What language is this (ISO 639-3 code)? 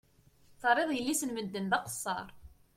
kab